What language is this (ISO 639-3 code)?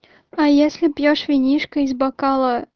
rus